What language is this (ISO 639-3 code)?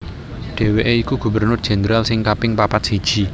jav